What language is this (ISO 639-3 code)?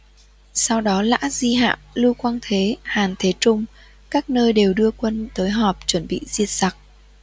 vie